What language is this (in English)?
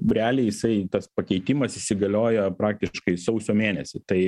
Lithuanian